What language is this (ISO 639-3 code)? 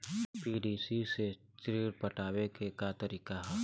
bho